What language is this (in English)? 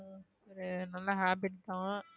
Tamil